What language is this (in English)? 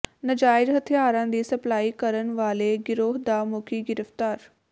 Punjabi